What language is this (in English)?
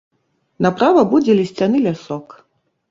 Belarusian